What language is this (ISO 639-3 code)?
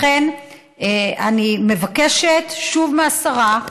heb